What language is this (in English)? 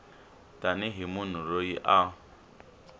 Tsonga